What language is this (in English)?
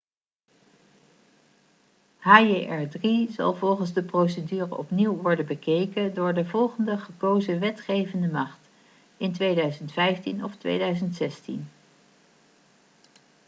Dutch